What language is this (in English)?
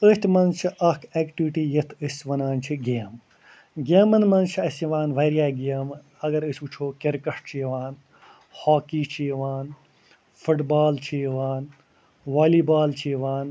Kashmiri